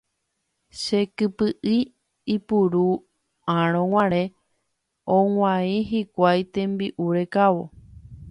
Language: Guarani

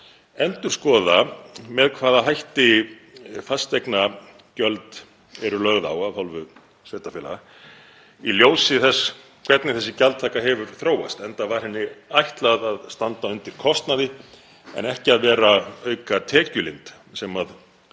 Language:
Icelandic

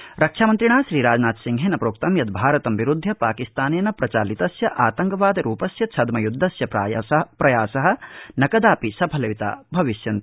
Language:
Sanskrit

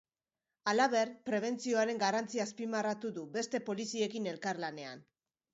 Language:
Basque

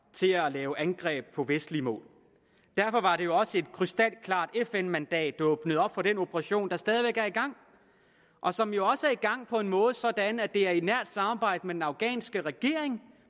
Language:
Danish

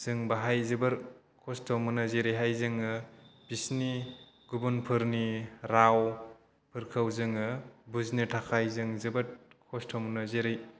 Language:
Bodo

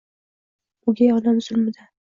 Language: Uzbek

